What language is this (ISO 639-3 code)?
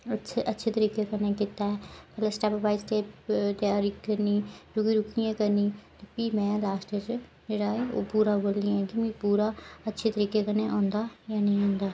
doi